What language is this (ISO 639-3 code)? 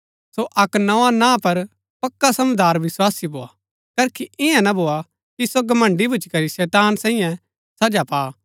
gbk